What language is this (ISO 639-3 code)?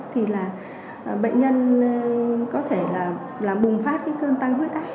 vie